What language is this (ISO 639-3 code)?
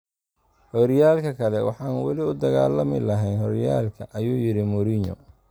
som